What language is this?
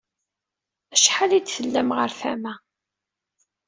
Kabyle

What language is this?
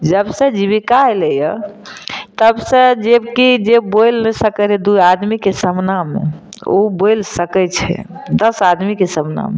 Maithili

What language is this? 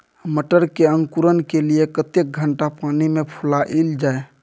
Maithili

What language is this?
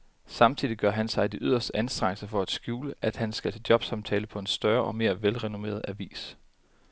Danish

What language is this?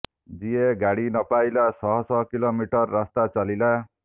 Odia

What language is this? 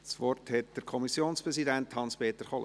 Swiss German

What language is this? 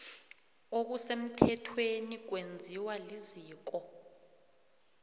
South Ndebele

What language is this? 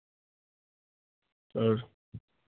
Dogri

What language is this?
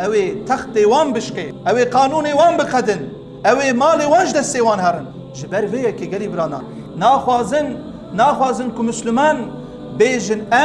Turkish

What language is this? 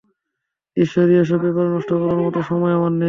Bangla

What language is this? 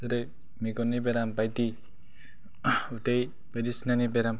Bodo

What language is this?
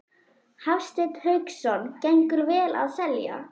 Icelandic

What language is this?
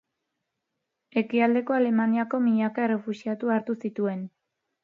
Basque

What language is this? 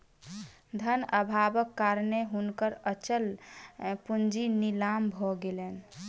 Maithili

